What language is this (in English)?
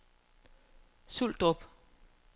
Danish